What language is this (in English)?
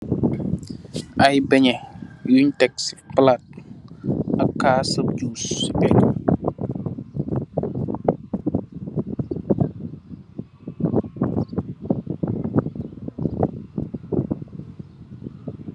Wolof